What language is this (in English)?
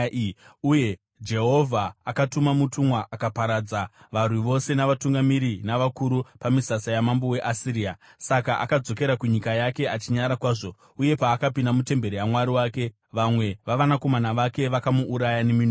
Shona